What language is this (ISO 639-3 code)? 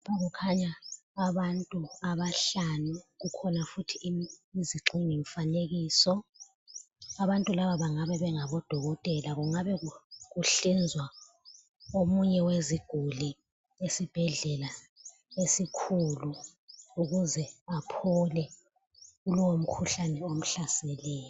nde